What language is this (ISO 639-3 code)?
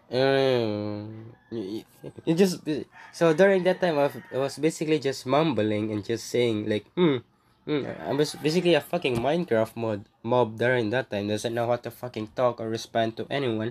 eng